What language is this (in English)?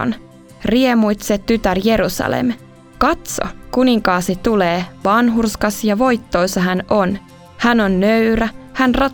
Finnish